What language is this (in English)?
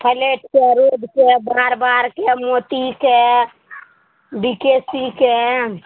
Maithili